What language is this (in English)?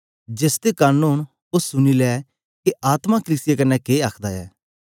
Dogri